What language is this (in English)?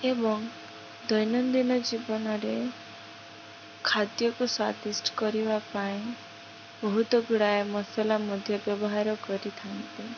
Odia